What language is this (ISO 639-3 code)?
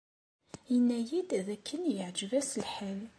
kab